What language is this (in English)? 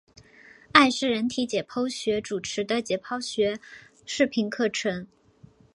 Chinese